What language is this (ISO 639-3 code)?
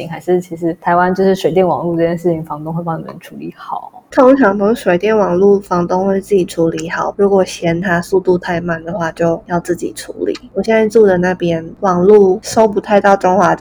zho